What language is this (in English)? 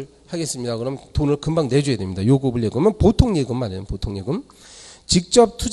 Korean